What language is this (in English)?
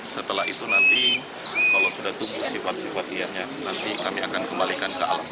Indonesian